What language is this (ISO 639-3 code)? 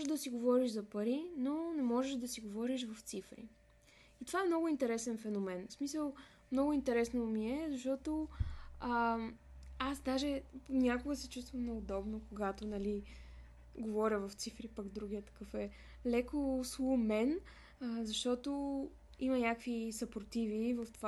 bul